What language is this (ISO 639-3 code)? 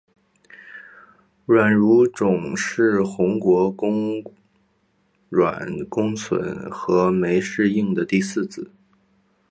zho